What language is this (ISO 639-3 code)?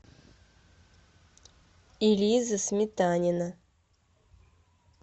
rus